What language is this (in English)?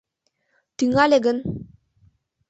Mari